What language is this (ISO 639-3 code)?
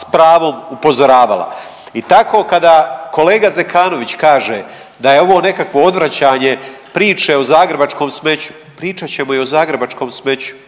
hrv